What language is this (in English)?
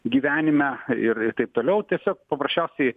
Lithuanian